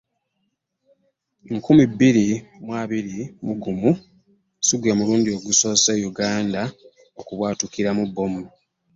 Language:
Ganda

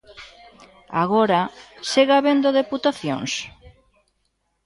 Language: Galician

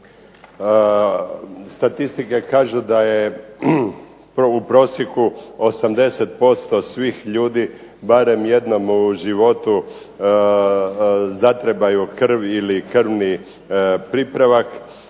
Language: Croatian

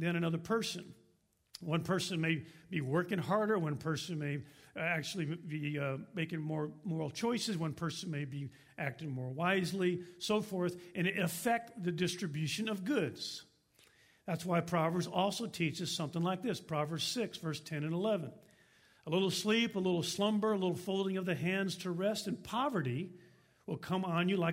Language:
English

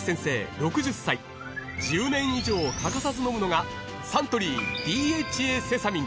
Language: Japanese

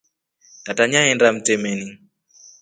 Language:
Rombo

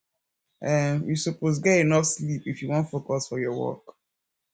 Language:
Nigerian Pidgin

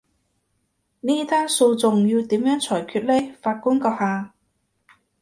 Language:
Cantonese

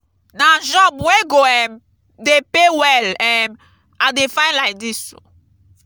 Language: Nigerian Pidgin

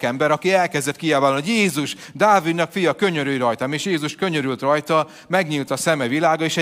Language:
Hungarian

